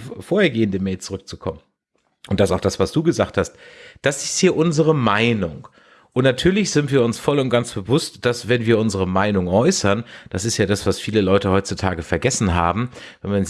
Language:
German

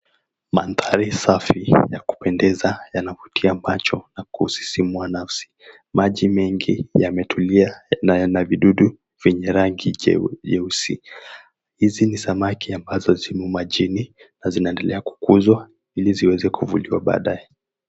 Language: Swahili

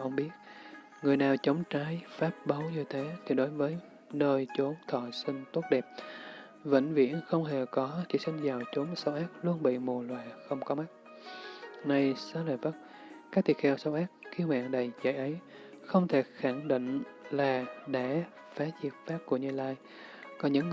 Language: Vietnamese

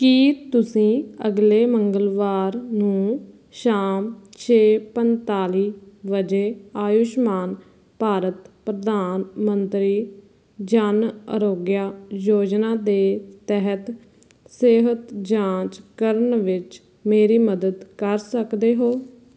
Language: Punjabi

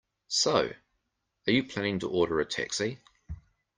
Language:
English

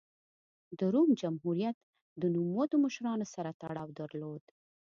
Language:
Pashto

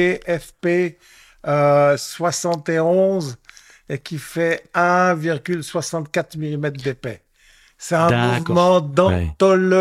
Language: French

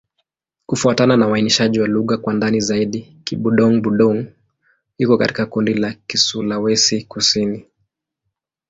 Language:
Swahili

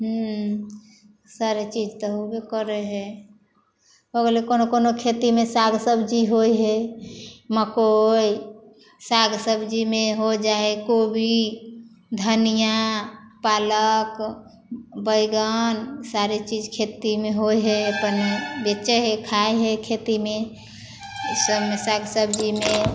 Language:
Maithili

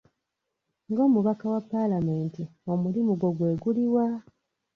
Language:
Ganda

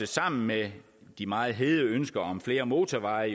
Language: Danish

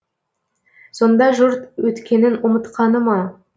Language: Kazakh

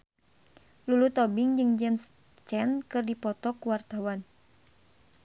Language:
Sundanese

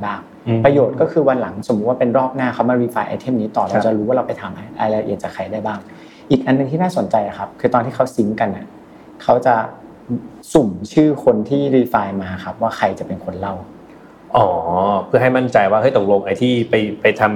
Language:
Thai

